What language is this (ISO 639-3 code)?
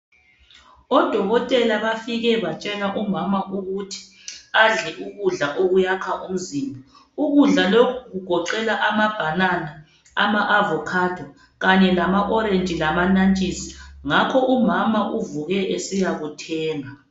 nde